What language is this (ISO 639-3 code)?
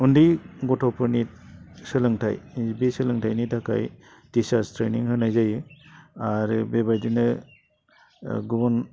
brx